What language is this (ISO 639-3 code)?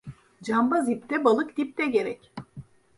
tur